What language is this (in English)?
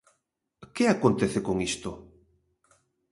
Galician